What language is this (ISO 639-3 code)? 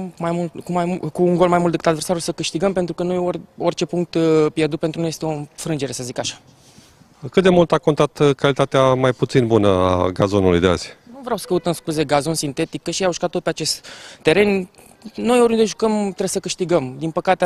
ron